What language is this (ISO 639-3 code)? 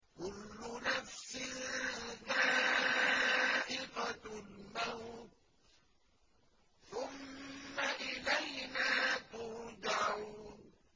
ara